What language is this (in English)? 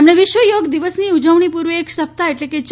Gujarati